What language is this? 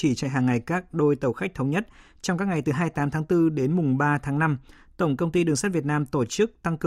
Vietnamese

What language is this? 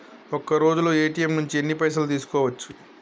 Telugu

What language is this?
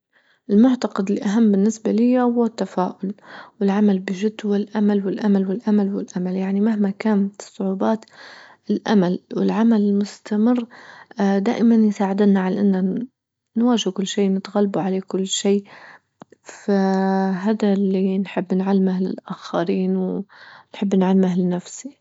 Libyan Arabic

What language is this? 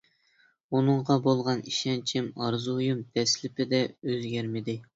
Uyghur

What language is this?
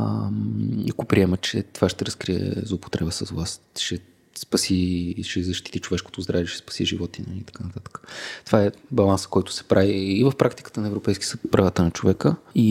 Bulgarian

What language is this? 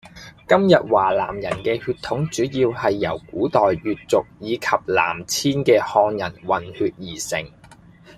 Cantonese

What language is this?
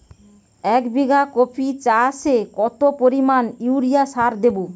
Bangla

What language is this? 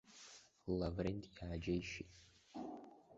Abkhazian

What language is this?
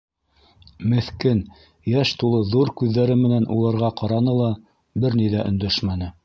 Bashkir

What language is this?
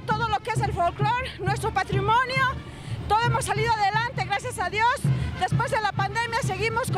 Spanish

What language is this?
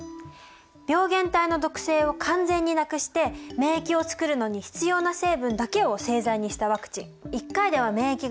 Japanese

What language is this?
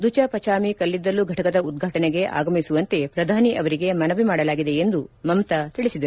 Kannada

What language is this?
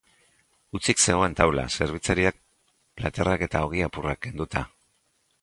Basque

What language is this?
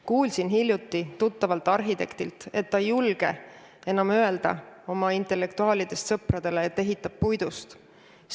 Estonian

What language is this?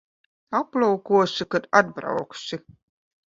Latvian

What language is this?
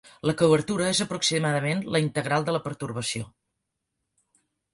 Catalan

